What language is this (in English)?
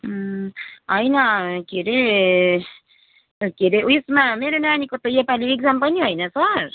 Nepali